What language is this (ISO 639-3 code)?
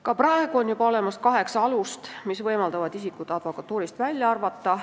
est